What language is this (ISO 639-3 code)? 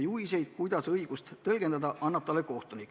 est